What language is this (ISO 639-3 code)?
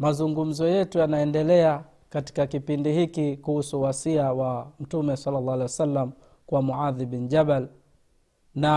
swa